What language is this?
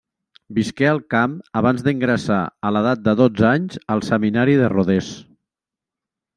Catalan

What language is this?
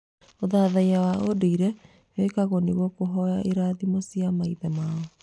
Kikuyu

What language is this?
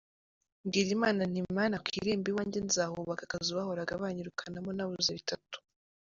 Kinyarwanda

